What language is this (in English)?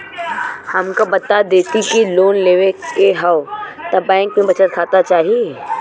Bhojpuri